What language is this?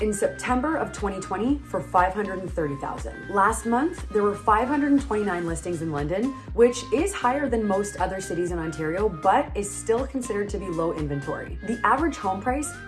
English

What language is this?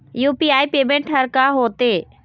Chhattisgarhi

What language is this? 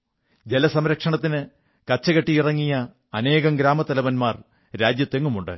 Malayalam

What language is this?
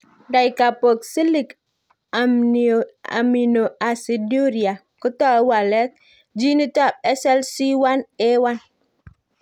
Kalenjin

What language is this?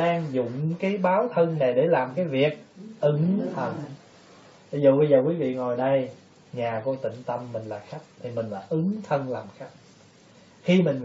Vietnamese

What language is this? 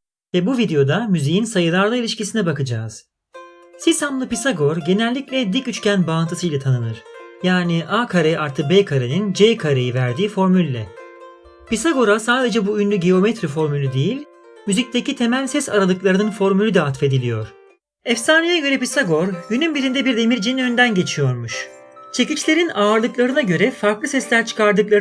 Turkish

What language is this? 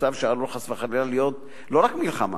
Hebrew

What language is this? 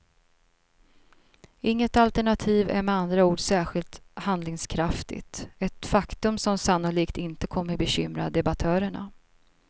Swedish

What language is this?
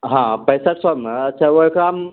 Maithili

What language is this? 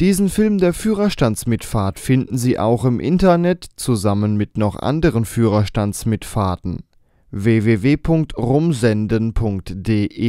German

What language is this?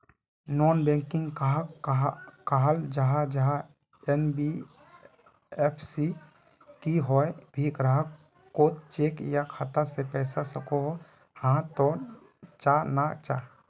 Magahi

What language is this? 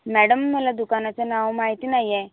Marathi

